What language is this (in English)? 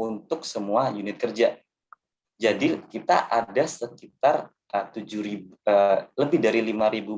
Indonesian